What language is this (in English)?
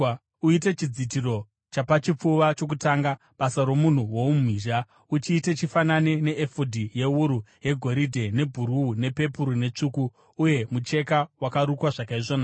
Shona